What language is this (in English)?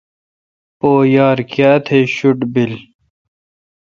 Kalkoti